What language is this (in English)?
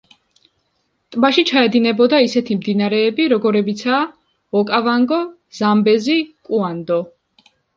Georgian